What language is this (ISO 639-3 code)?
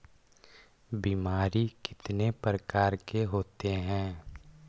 mag